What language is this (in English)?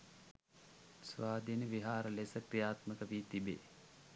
Sinhala